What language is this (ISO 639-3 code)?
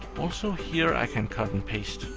eng